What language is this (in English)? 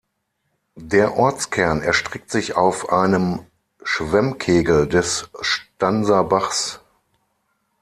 German